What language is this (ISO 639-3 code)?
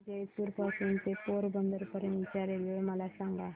mar